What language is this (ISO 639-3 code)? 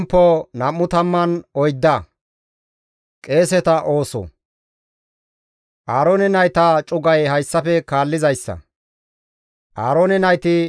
gmv